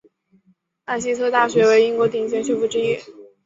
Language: Chinese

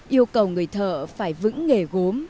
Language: Vietnamese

